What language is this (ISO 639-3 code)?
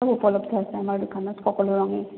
asm